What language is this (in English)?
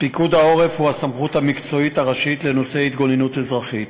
Hebrew